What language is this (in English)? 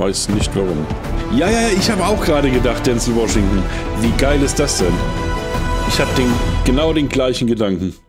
German